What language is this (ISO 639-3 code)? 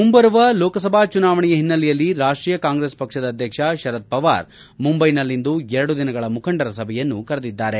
kan